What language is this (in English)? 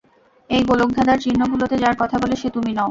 Bangla